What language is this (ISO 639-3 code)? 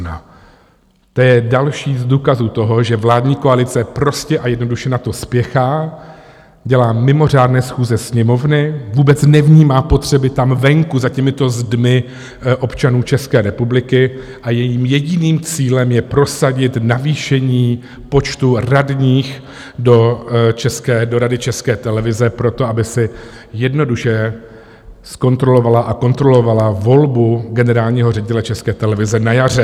ces